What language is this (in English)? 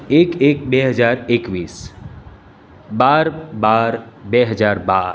Gujarati